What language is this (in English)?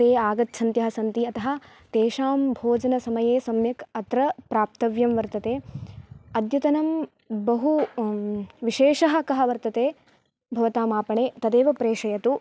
Sanskrit